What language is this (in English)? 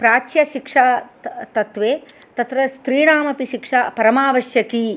Sanskrit